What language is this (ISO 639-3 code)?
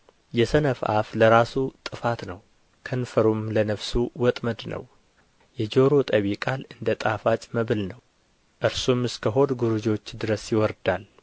amh